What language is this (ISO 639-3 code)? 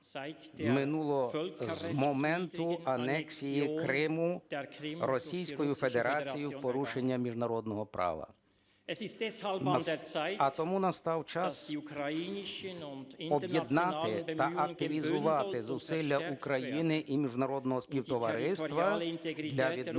ukr